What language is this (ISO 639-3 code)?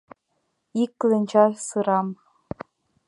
chm